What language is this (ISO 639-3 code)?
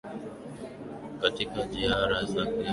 swa